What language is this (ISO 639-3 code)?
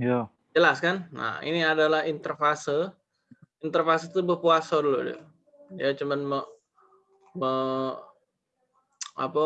ind